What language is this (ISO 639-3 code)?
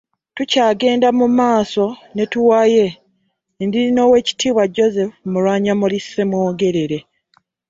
lug